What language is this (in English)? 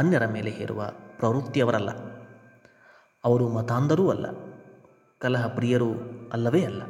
Kannada